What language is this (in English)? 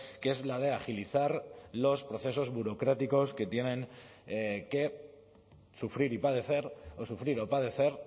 Spanish